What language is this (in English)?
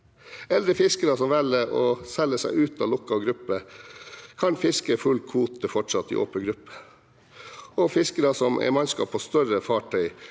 Norwegian